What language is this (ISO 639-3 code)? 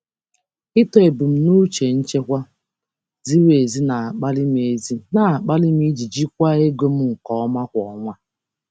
ibo